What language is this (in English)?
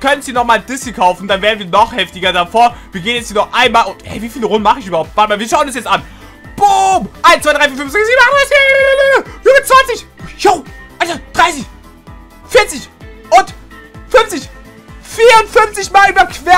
German